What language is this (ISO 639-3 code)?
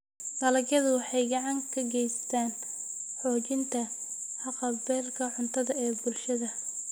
som